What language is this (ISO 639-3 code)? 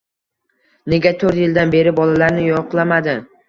uzb